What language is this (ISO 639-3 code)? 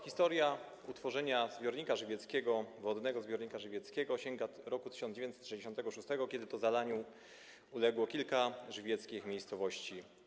pol